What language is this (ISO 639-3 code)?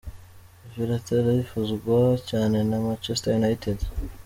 kin